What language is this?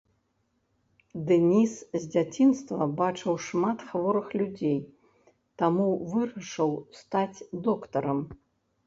Belarusian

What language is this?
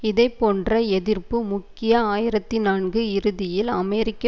Tamil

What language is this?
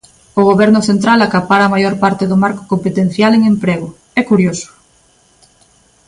Galician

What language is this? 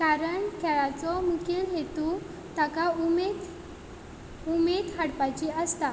Konkani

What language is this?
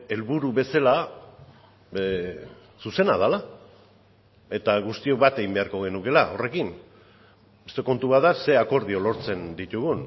Basque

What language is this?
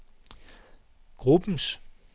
Danish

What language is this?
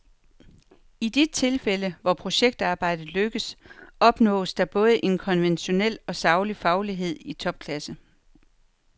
Danish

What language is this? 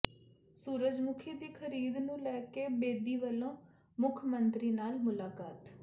Punjabi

